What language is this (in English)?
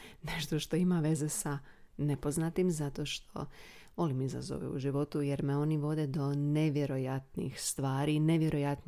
Croatian